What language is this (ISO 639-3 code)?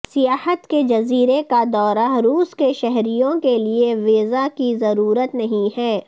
urd